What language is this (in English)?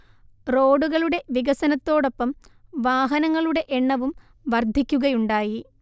Malayalam